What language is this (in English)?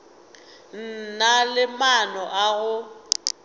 Northern Sotho